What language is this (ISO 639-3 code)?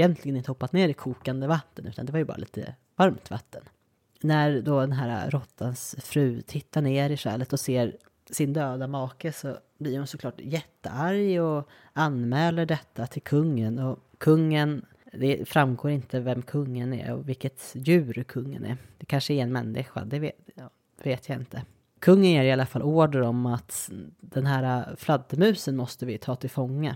swe